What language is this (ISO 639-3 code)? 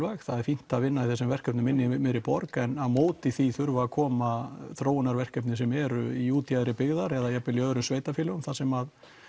isl